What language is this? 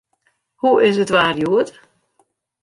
Western Frisian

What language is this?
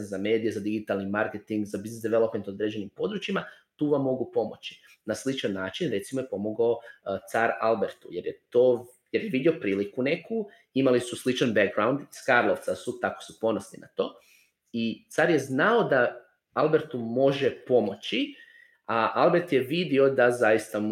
Croatian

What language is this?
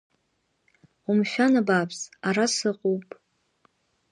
Abkhazian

